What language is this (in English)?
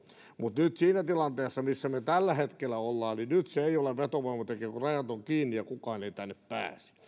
Finnish